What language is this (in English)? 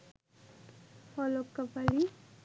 Bangla